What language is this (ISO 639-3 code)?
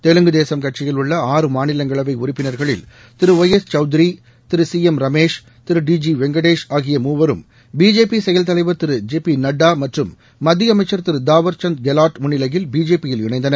tam